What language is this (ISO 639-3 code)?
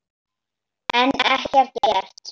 isl